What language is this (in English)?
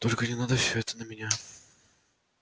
Russian